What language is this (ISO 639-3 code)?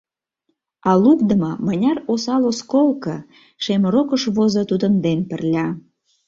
chm